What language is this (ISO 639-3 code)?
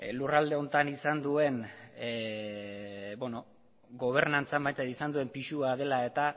eus